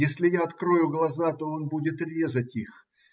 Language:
Russian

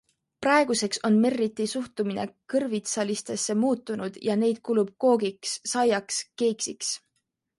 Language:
Estonian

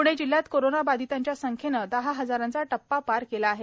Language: Marathi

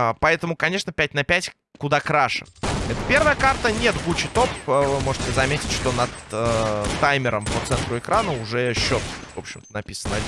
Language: Russian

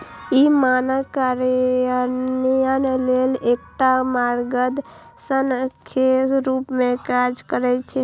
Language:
Maithili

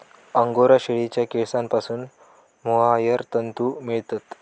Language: Marathi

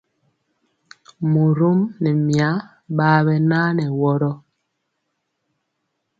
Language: Mpiemo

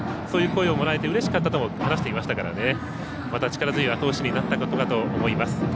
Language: Japanese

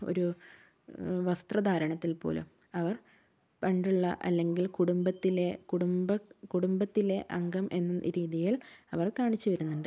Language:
Malayalam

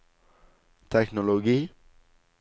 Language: Norwegian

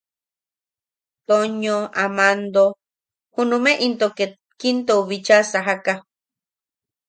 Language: Yaqui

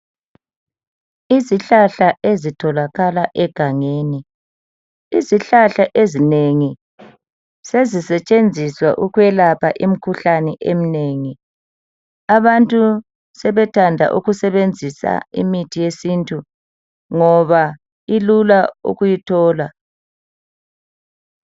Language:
North Ndebele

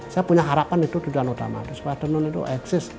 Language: Indonesian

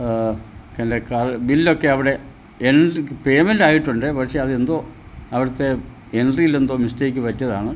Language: Malayalam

